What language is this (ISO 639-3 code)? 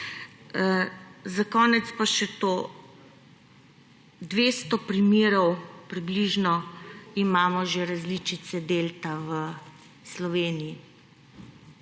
slv